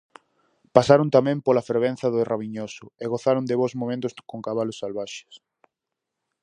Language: Galician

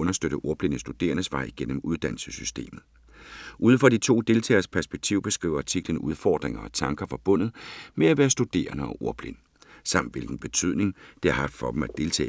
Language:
Danish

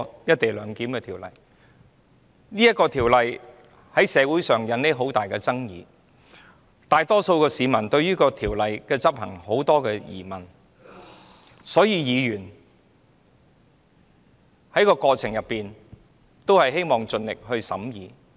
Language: Cantonese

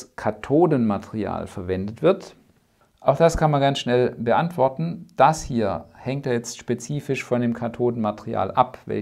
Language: German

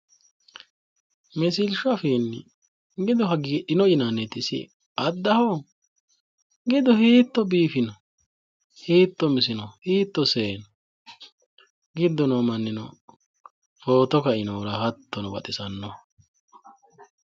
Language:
Sidamo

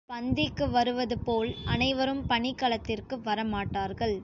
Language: Tamil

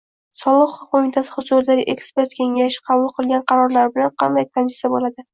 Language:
Uzbek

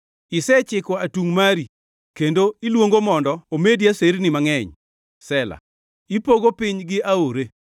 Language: Luo (Kenya and Tanzania)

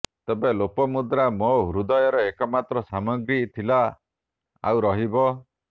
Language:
Odia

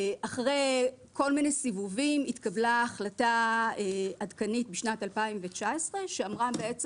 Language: Hebrew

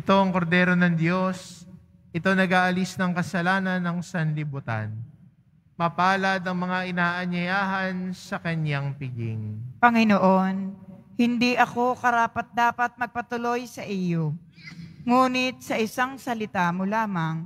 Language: Filipino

